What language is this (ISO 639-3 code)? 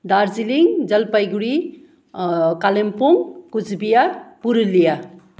nep